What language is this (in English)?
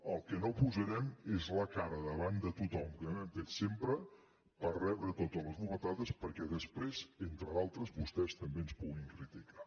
Catalan